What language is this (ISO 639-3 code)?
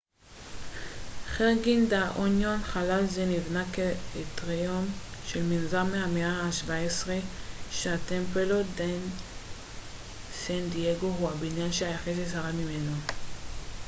heb